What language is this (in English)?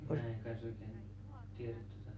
Finnish